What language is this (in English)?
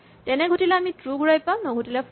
Assamese